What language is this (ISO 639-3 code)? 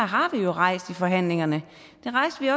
dan